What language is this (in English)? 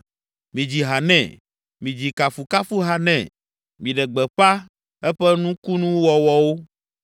Ewe